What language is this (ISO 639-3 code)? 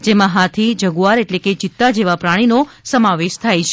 guj